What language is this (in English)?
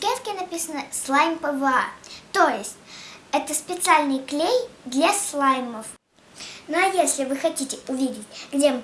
Russian